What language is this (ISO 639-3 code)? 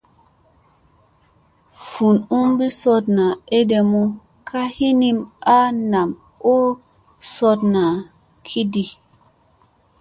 mse